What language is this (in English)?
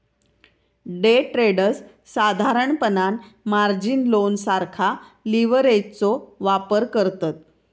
Marathi